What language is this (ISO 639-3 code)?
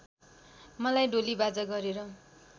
nep